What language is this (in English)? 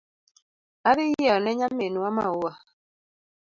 Luo (Kenya and Tanzania)